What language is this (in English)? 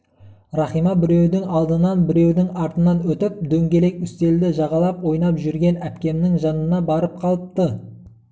Kazakh